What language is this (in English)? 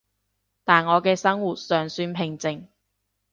Cantonese